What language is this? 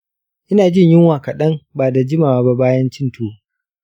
Hausa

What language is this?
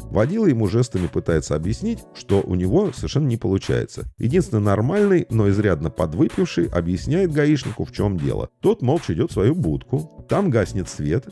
Russian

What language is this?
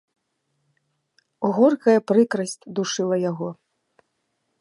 Belarusian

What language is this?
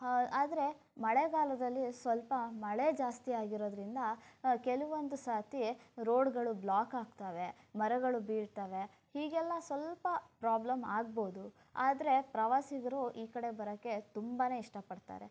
Kannada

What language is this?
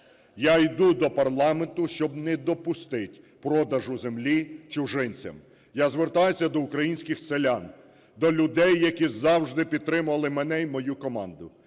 Ukrainian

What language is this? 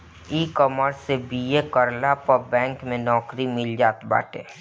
Bhojpuri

